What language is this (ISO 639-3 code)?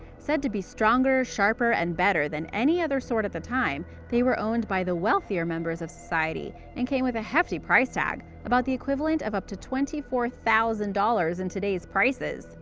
eng